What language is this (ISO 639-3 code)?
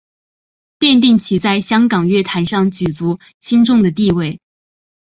zho